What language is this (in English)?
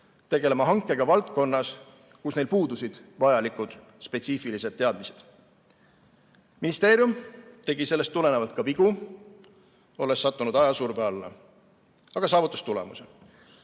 Estonian